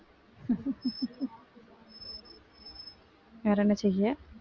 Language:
Tamil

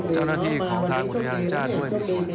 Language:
Thai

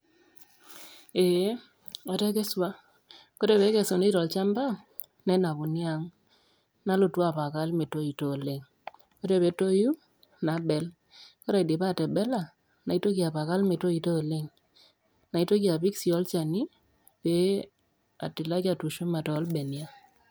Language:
Masai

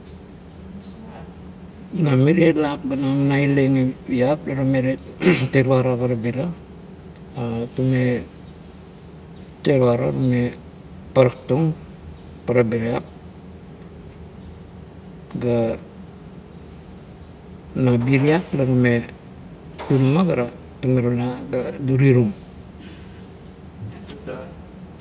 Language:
Kuot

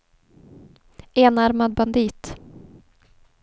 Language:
Swedish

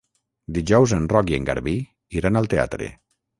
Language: Catalan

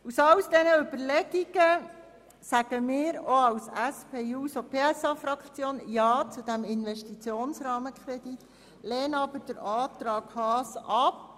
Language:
Swiss German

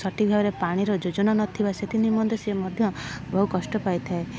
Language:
Odia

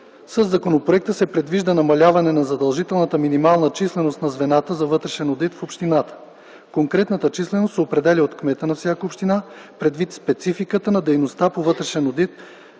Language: Bulgarian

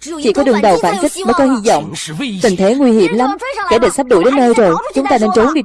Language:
Vietnamese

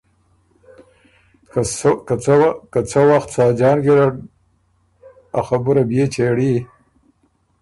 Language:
Ormuri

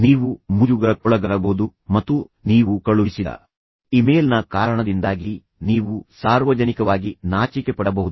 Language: Kannada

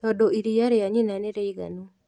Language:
Kikuyu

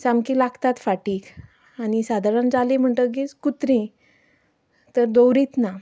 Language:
Konkani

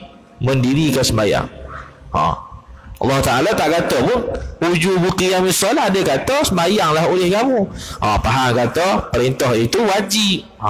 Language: Malay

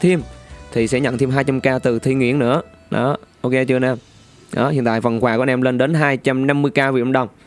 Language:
Vietnamese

